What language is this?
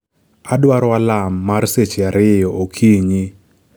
Luo (Kenya and Tanzania)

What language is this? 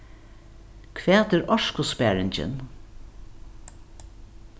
Faroese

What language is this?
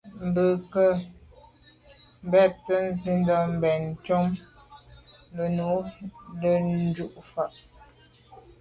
Medumba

